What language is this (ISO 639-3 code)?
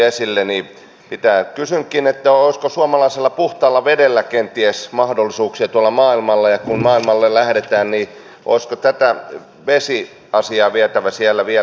fin